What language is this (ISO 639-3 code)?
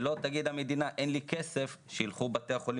heb